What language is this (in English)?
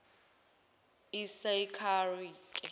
Zulu